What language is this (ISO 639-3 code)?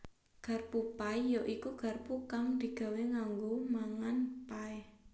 jav